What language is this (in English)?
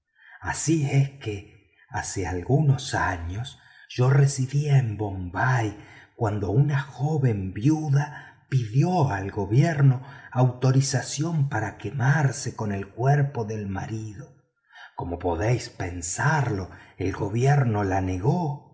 Spanish